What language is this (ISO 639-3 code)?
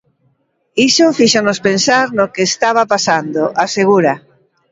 glg